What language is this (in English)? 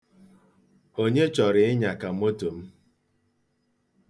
Igbo